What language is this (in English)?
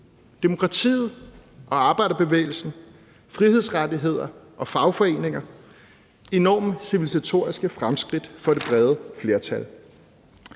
Danish